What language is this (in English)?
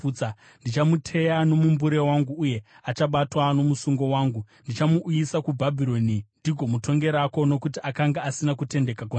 Shona